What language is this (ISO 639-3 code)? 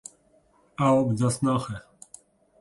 kur